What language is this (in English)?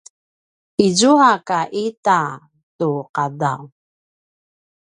Paiwan